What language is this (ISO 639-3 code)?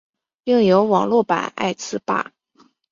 zho